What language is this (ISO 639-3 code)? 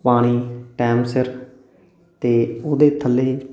pan